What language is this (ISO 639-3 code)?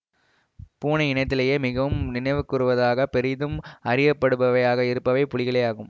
tam